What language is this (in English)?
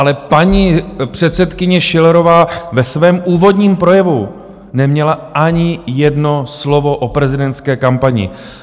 Czech